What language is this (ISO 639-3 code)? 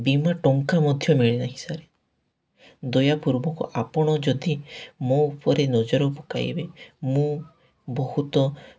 ori